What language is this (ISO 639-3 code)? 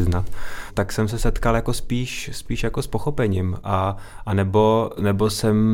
ces